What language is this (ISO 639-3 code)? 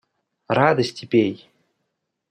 rus